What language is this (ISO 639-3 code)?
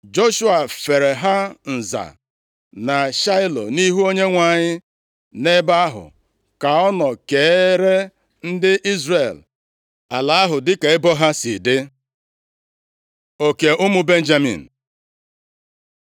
ibo